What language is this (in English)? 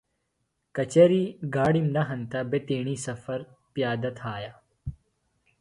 Phalura